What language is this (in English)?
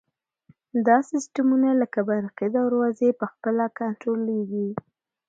Pashto